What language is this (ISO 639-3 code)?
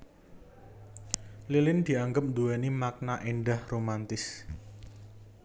jav